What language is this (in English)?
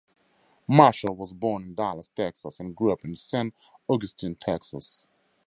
English